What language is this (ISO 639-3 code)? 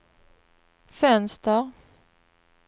swe